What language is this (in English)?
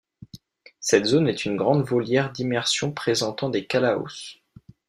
French